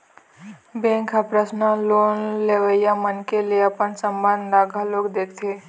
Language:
Chhattisgarhi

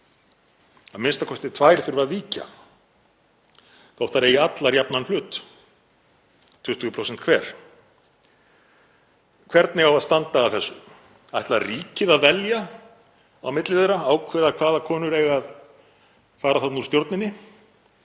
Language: Icelandic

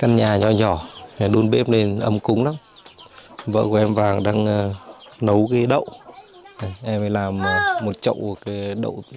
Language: Vietnamese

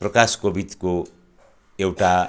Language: Nepali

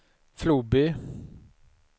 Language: Swedish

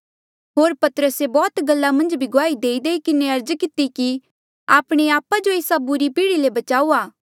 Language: Mandeali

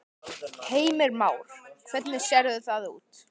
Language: Icelandic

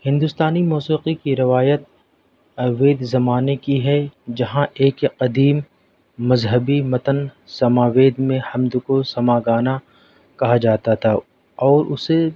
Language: Urdu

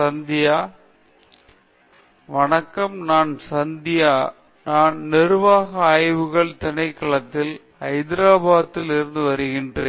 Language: Tamil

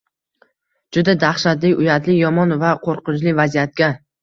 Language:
Uzbek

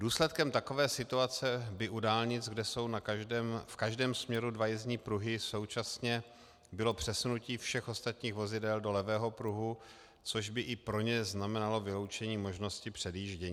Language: Czech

